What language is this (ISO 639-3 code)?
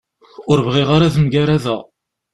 kab